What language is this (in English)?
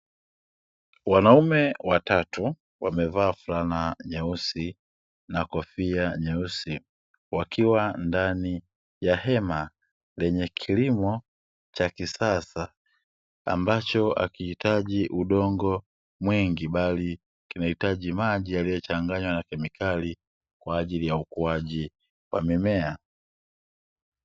Swahili